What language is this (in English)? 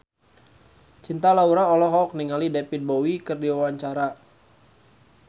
Sundanese